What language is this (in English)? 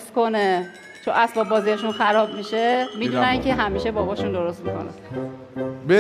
Persian